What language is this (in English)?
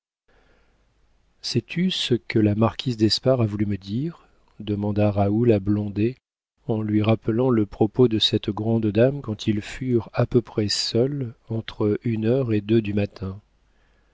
French